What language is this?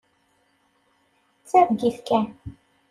Kabyle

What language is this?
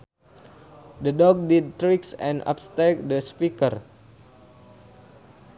Sundanese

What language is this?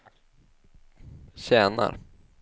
Swedish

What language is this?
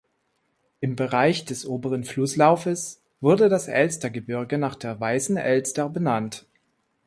German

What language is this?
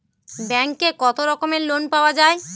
Bangla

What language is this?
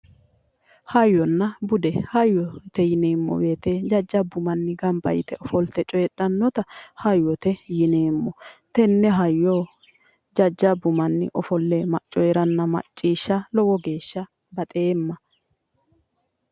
Sidamo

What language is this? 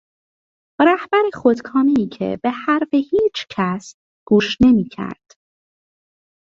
Persian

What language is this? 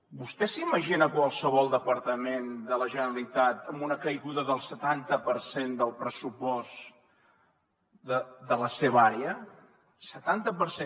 Catalan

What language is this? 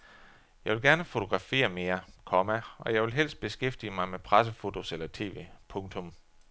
Danish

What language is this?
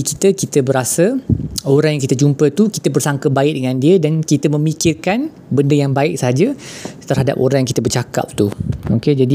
Malay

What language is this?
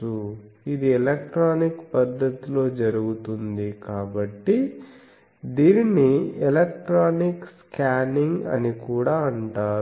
Telugu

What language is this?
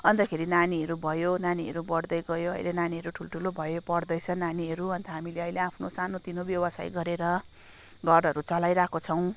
Nepali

